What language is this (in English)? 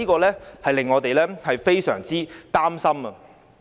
Cantonese